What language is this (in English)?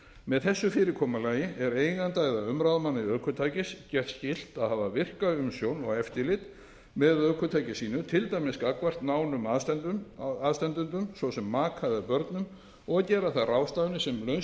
Icelandic